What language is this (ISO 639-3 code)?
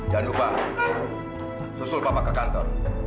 ind